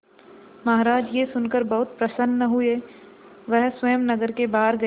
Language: Hindi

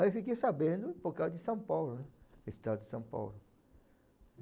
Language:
Portuguese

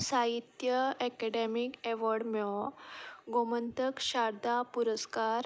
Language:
Konkani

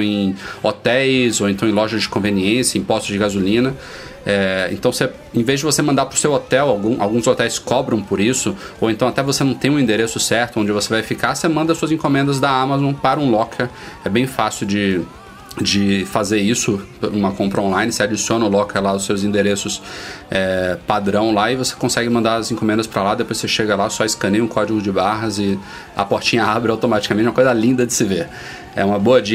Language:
Portuguese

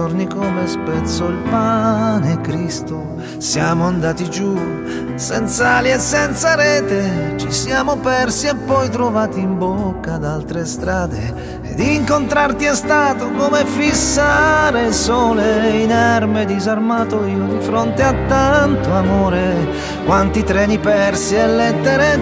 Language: Italian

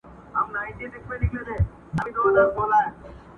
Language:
Pashto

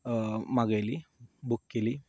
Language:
Konkani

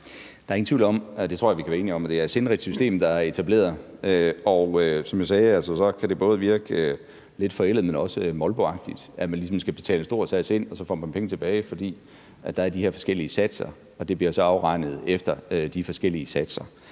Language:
Danish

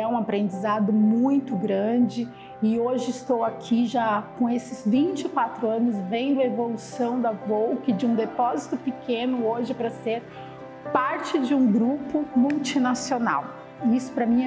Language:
Portuguese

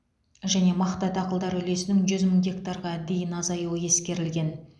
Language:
Kazakh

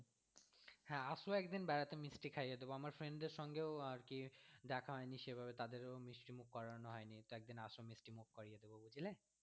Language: Bangla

